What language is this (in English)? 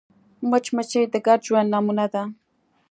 Pashto